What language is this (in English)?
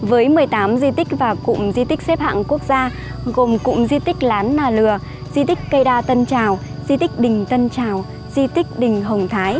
Vietnamese